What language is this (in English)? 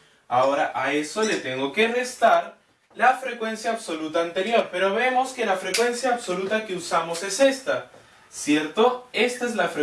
Spanish